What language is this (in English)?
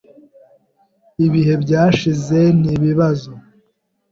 Kinyarwanda